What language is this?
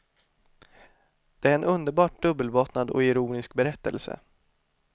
Swedish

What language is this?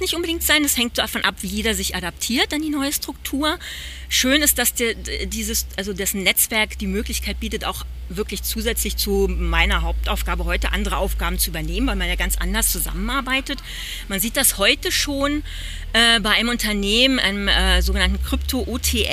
German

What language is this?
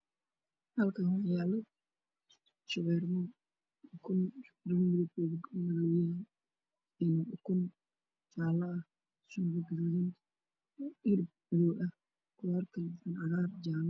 Somali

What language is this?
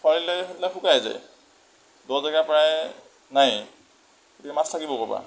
Assamese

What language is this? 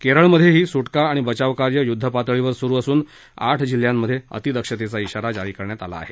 Marathi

